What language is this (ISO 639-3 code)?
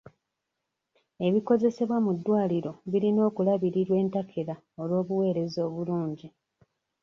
lug